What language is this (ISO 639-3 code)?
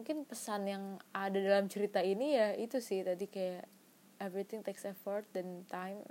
ind